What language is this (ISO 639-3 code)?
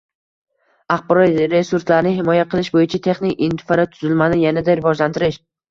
uzb